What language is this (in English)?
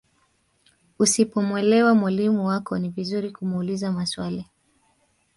Swahili